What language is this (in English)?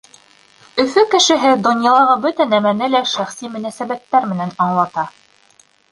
Bashkir